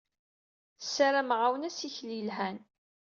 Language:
Kabyle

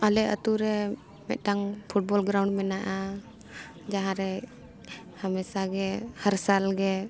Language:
Santali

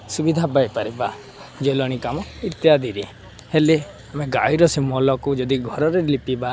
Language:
Odia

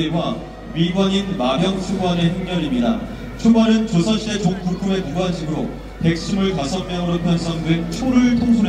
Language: Korean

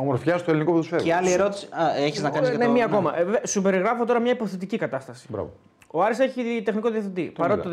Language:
Greek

